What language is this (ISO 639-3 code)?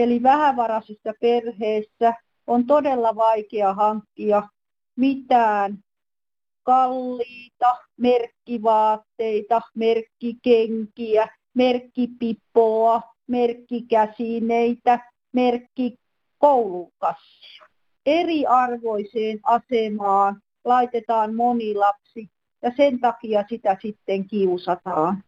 fin